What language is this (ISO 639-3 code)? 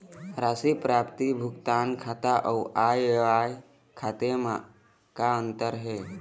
hne